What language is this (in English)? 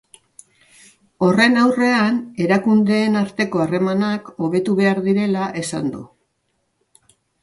Basque